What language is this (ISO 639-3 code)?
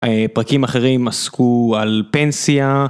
heb